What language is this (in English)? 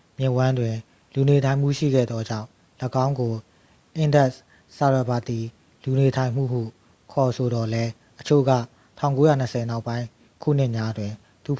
Burmese